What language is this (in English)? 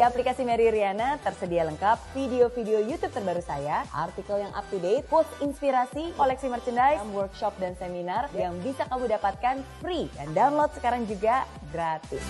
Indonesian